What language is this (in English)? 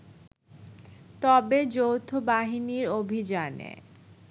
Bangla